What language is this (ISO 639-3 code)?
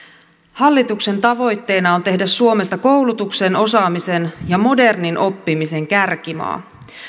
fin